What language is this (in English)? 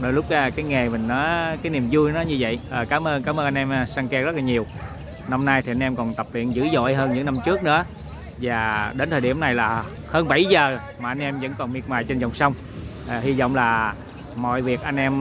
Vietnamese